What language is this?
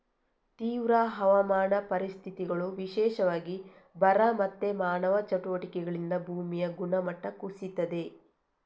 Kannada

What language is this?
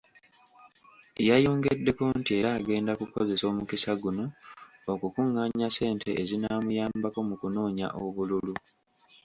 Ganda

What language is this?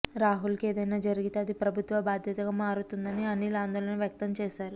Telugu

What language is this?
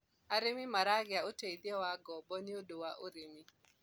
Kikuyu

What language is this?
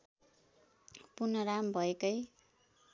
Nepali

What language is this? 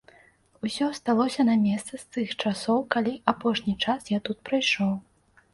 Belarusian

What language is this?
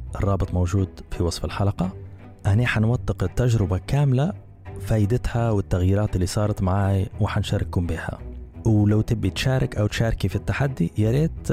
Arabic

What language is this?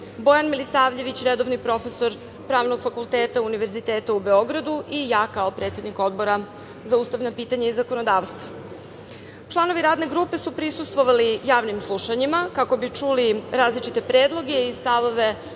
Serbian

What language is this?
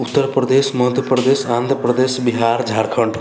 Maithili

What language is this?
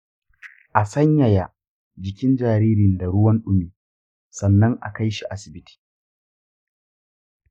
Hausa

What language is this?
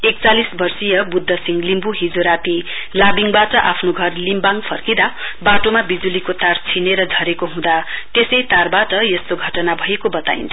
Nepali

